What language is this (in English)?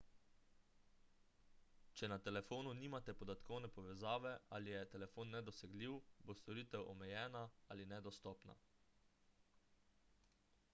Slovenian